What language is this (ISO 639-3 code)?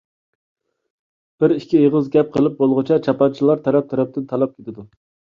uig